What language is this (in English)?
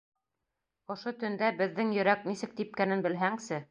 Bashkir